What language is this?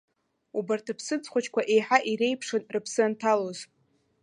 Abkhazian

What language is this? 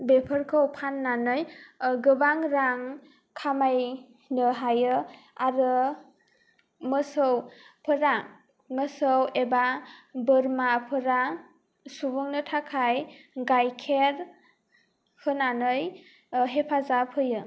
Bodo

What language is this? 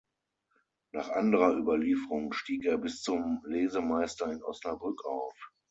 German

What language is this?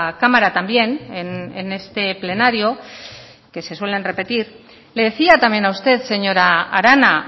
Spanish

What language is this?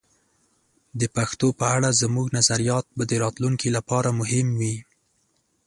Pashto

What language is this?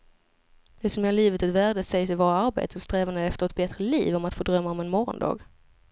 Swedish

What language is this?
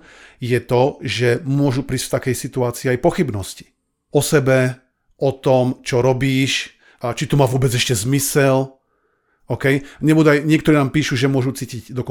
Slovak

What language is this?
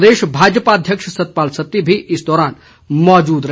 Hindi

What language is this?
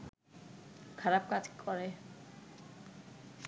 Bangla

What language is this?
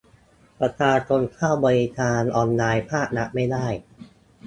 Thai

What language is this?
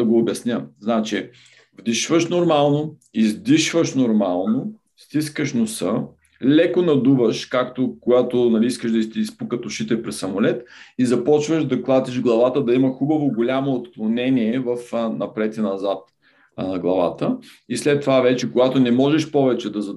Bulgarian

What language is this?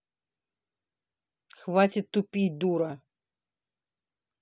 Russian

